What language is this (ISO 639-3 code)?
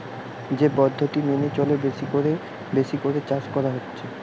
ben